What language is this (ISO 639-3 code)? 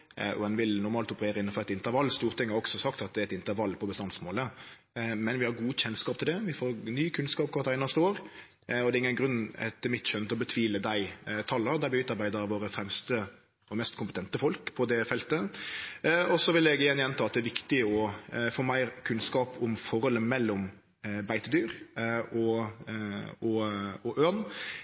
nno